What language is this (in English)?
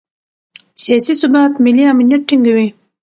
Pashto